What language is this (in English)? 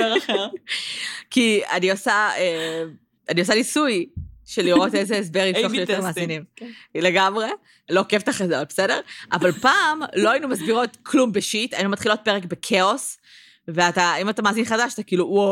Hebrew